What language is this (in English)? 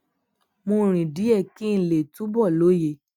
Yoruba